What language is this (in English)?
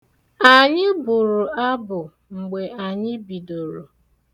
Igbo